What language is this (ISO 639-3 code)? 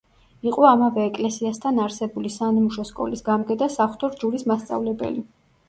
kat